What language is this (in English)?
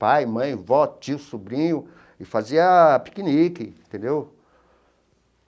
Portuguese